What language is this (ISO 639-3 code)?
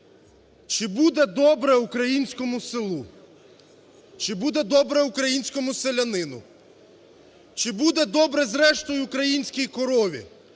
ukr